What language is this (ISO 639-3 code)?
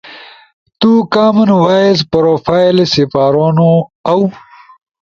ush